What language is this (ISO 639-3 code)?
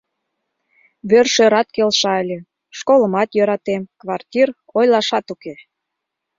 chm